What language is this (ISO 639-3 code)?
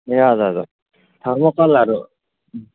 nep